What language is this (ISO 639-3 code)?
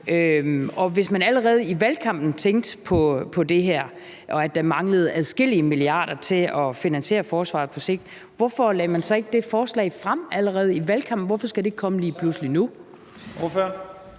dan